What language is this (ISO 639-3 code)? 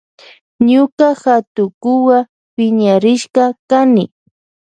qvj